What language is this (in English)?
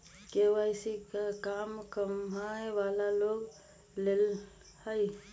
Magahi